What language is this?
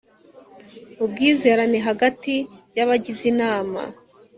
Kinyarwanda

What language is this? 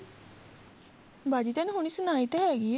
Punjabi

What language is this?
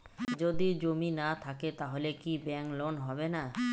Bangla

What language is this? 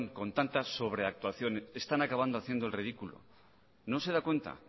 Spanish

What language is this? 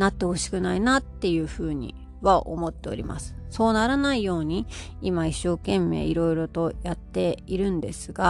Japanese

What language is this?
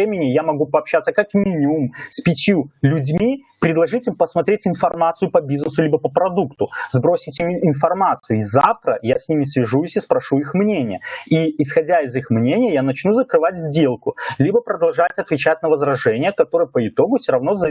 Russian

